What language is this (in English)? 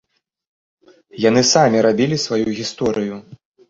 Belarusian